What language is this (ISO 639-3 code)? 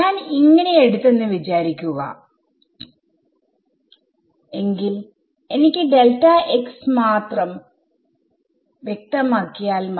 mal